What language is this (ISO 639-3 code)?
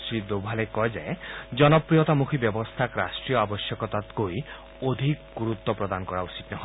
asm